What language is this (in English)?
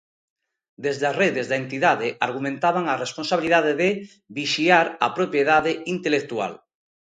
Galician